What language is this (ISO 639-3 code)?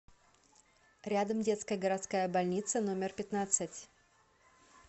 rus